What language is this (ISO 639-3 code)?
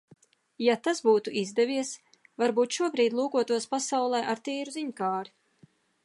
lav